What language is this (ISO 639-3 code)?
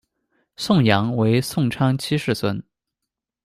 zho